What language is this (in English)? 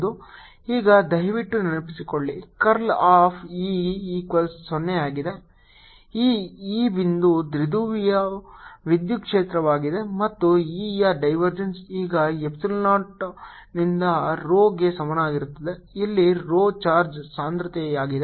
Kannada